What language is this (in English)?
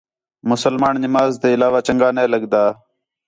Khetrani